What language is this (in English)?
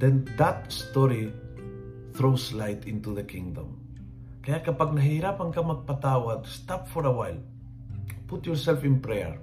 Filipino